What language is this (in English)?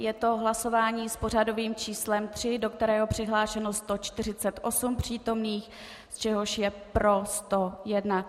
Czech